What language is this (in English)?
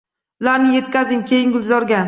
Uzbek